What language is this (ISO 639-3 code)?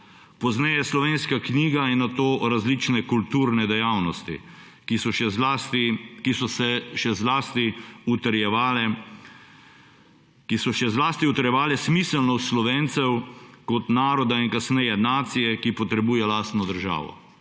slv